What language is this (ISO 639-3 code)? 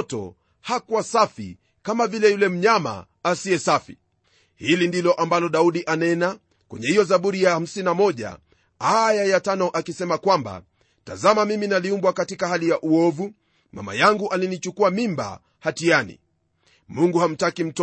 swa